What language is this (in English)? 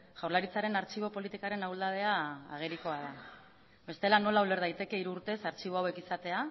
Basque